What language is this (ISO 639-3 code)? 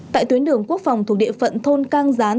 vie